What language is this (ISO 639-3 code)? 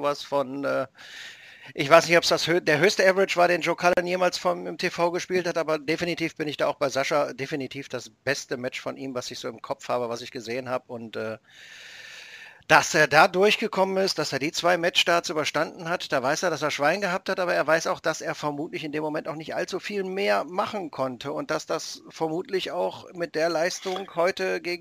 deu